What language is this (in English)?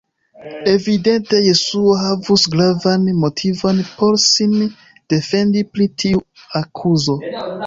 Esperanto